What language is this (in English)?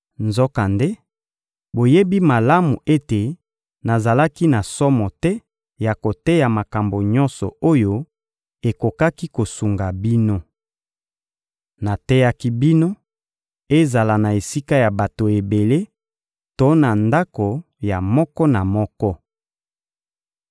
Lingala